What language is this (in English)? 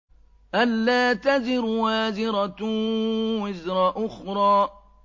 Arabic